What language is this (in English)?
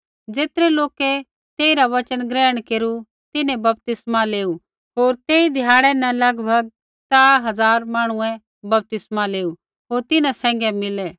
Kullu Pahari